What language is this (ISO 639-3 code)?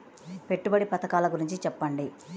tel